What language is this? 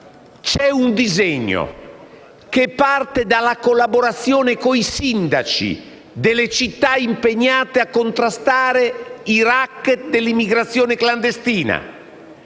Italian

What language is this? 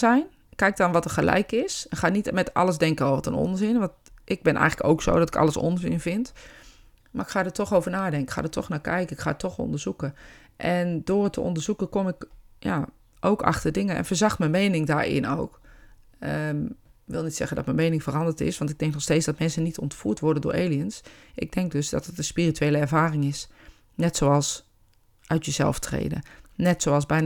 Dutch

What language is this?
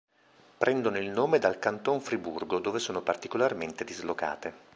Italian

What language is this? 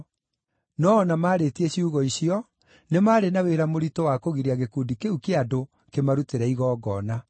Kikuyu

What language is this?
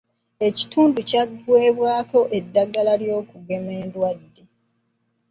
Ganda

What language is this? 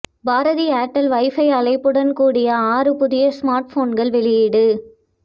Tamil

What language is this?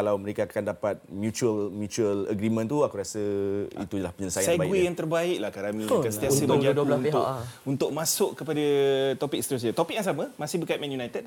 Malay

